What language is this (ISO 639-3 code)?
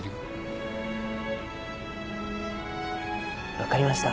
jpn